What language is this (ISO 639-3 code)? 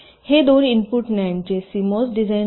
mar